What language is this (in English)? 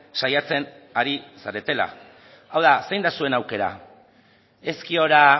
Basque